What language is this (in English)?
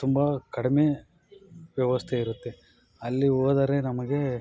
Kannada